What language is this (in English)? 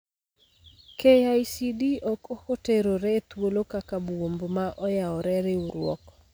Luo (Kenya and Tanzania)